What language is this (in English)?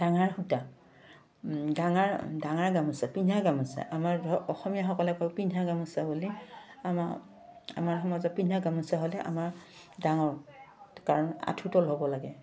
Assamese